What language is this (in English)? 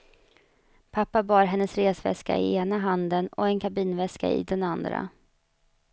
Swedish